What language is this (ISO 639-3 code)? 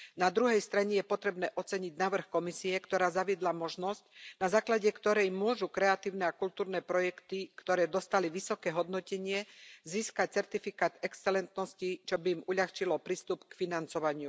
slk